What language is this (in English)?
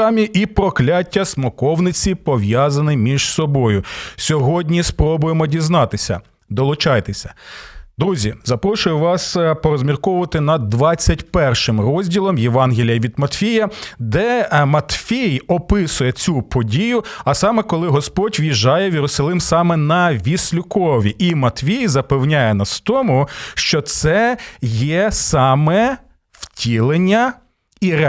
Ukrainian